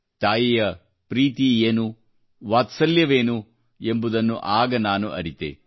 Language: Kannada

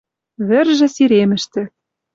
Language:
Western Mari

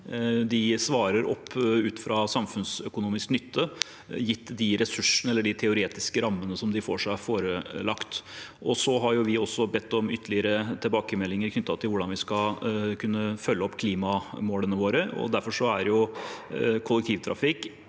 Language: Norwegian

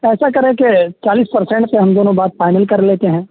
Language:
Urdu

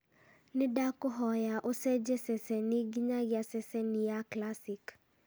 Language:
Kikuyu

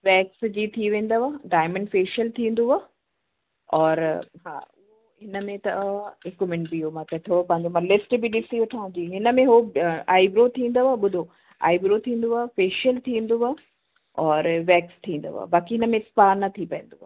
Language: Sindhi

